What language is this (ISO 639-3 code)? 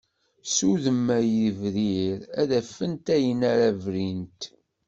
kab